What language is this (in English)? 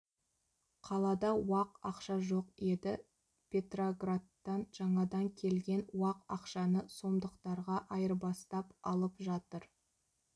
Kazakh